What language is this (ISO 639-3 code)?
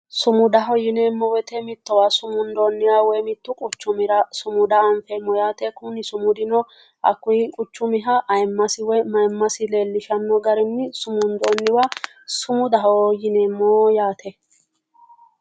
sid